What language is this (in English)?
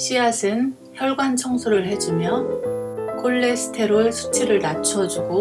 Korean